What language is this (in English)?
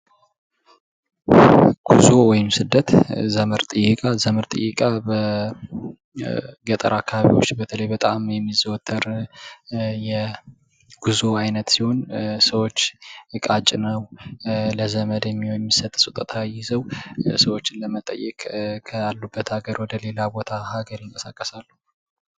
Amharic